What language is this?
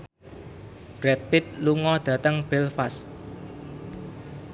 Javanese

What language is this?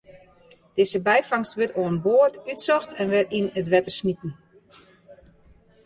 Western Frisian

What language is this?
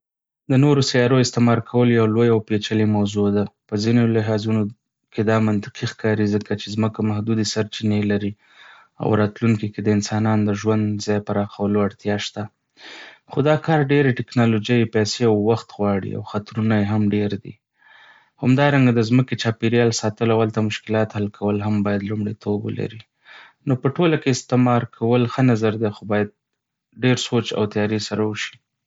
Pashto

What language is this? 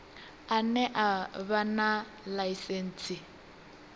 Venda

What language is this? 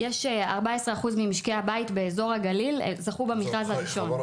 Hebrew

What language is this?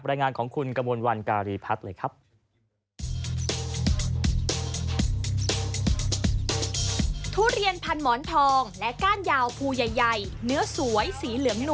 Thai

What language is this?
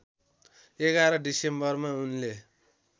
Nepali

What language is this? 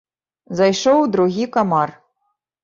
Belarusian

